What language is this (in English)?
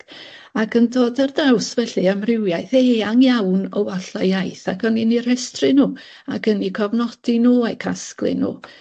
Welsh